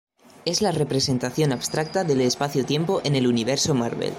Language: Spanish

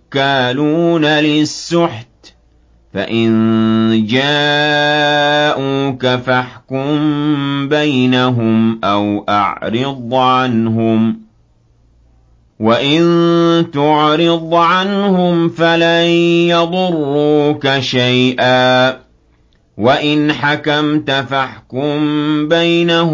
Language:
Arabic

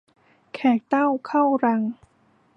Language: Thai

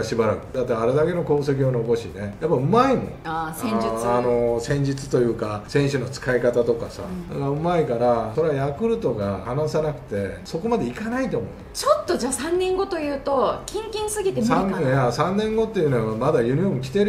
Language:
Japanese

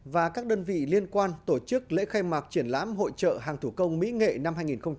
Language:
Vietnamese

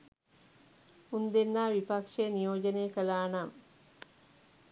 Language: Sinhala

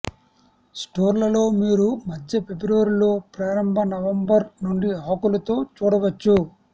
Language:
Telugu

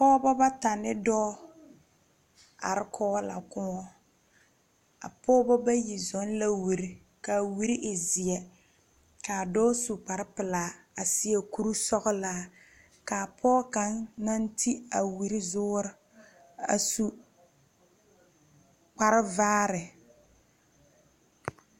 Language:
Southern Dagaare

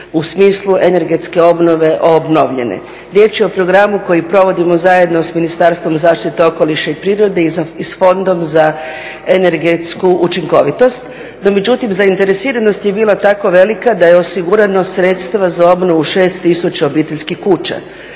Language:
Croatian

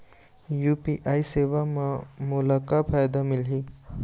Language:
Chhattisgarhi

